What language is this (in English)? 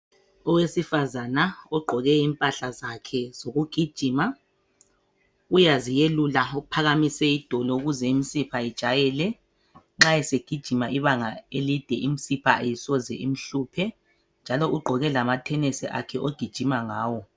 North Ndebele